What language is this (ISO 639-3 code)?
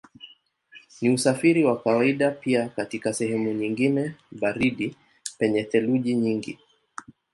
swa